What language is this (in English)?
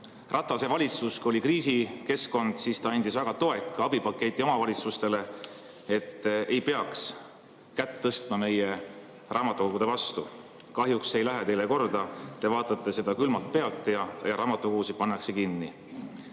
Estonian